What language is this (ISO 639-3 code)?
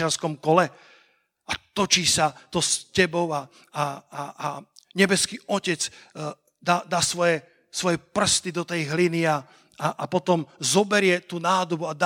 slk